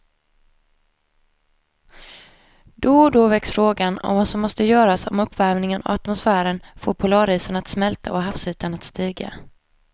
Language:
Swedish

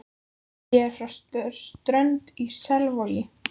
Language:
Icelandic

